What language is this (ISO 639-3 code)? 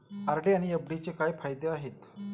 mar